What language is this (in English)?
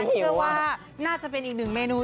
Thai